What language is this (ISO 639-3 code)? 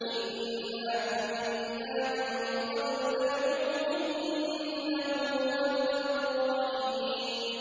ara